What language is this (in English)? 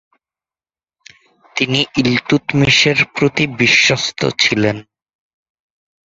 Bangla